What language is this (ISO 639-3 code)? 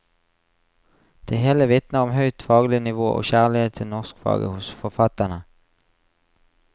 nor